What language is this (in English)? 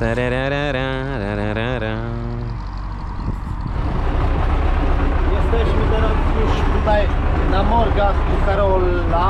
Polish